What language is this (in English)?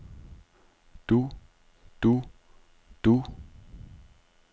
Danish